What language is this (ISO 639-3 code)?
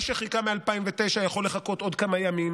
heb